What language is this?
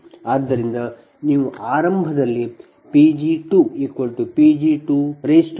Kannada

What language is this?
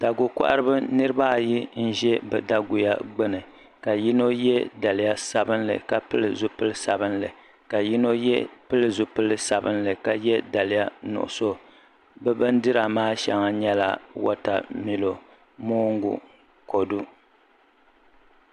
Dagbani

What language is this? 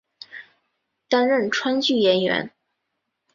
Chinese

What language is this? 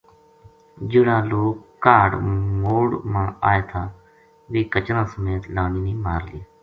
Gujari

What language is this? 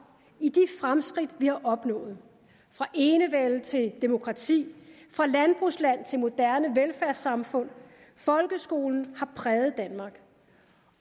Danish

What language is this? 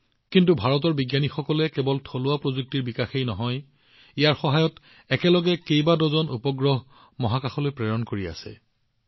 Assamese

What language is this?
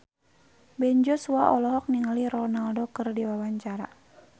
Sundanese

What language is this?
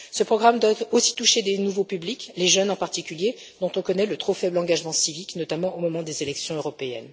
French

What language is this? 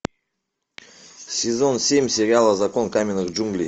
Russian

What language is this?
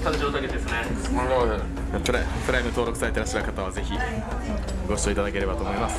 Japanese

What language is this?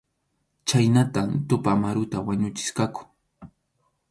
Arequipa-La Unión Quechua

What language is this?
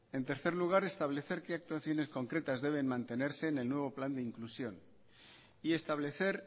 Spanish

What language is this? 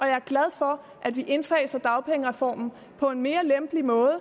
Danish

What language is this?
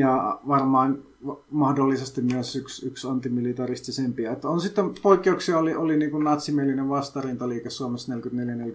Finnish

